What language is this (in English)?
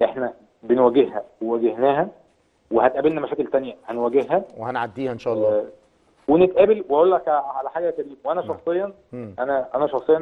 Arabic